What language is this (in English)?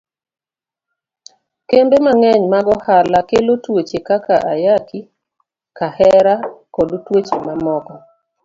Luo (Kenya and Tanzania)